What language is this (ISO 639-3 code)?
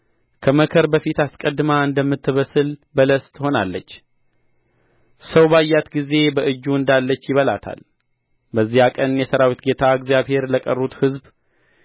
amh